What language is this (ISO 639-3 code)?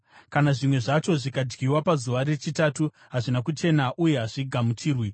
sna